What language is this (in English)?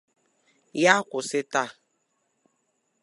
Igbo